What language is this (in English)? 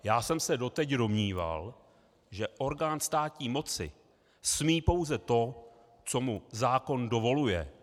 Czech